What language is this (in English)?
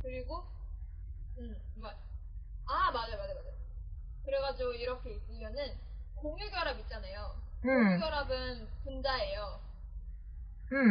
Korean